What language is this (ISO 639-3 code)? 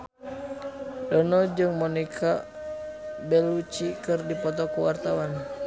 sun